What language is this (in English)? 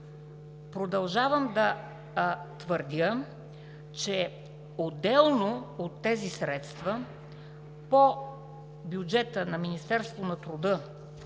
Bulgarian